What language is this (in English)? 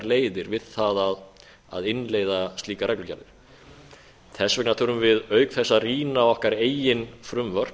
Icelandic